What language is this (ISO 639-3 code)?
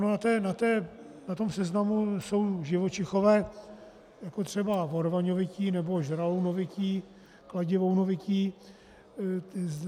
ces